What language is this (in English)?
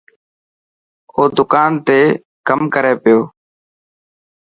Dhatki